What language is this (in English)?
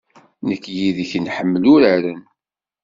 Kabyle